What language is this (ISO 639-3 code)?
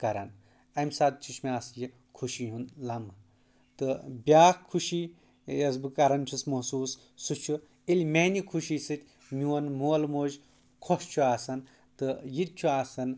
kas